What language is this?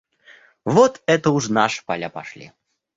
Russian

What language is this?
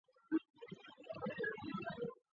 Chinese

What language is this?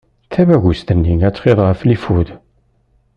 Kabyle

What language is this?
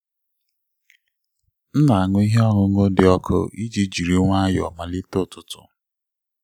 Igbo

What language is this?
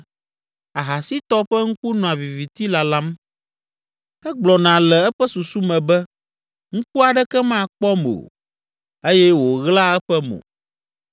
Ewe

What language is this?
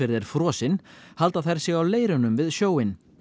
Icelandic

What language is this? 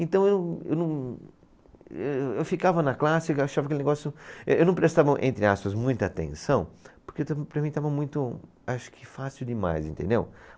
Portuguese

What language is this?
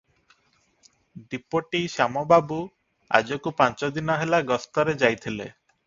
Odia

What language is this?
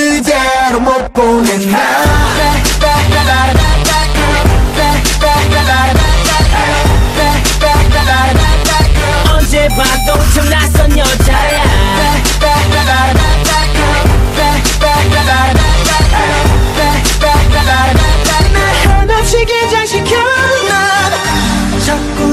Korean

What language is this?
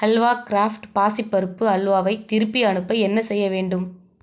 Tamil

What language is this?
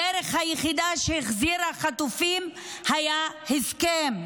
Hebrew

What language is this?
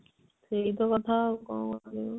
Odia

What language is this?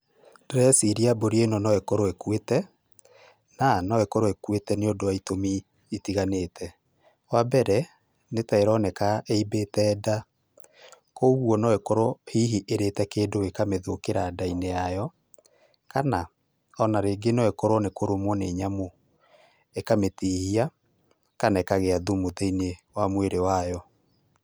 Kikuyu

